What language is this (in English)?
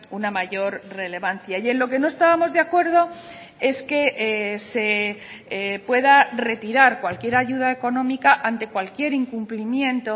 Spanish